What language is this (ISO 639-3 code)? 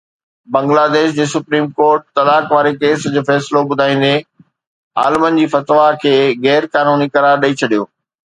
snd